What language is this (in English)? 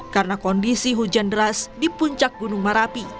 Indonesian